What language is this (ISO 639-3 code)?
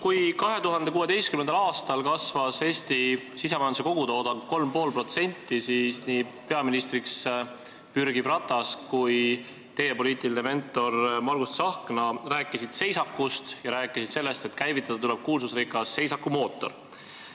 est